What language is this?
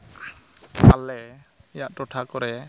Santali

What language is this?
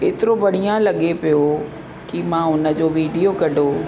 Sindhi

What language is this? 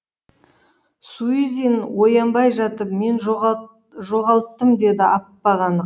Kazakh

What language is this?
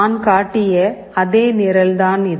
Tamil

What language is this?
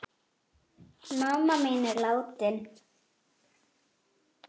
Icelandic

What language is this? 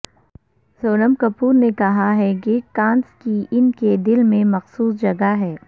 Urdu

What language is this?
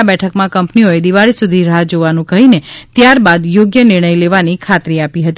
Gujarati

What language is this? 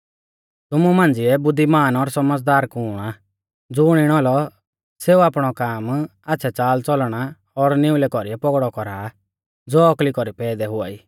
Mahasu Pahari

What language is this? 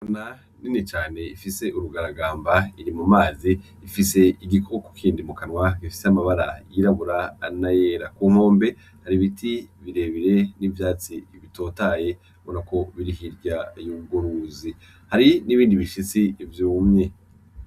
Rundi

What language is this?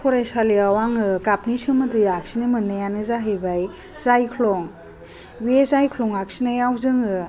Bodo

